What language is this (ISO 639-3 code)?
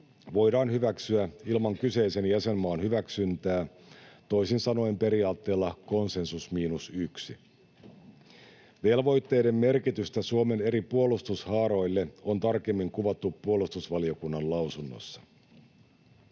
fin